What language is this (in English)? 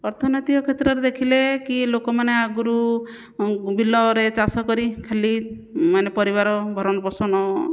Odia